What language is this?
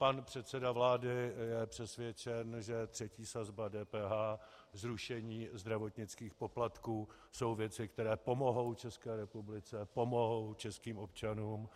Czech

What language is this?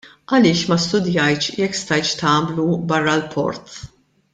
Maltese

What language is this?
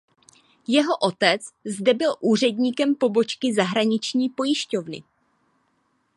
Czech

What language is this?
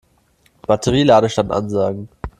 German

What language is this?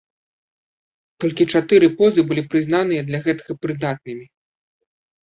Belarusian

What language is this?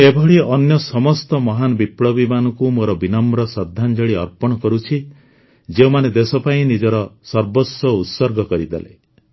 Odia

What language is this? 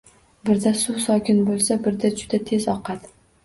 Uzbek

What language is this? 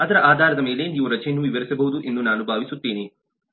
Kannada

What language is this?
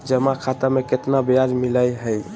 Magahi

